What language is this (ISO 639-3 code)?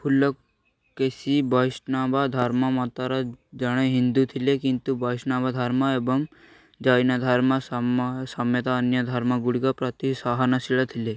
ori